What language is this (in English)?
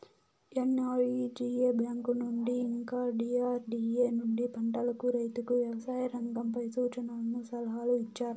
Telugu